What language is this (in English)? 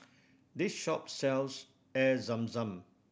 English